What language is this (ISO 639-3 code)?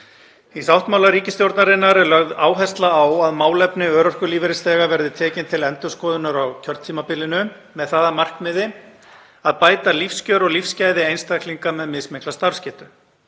isl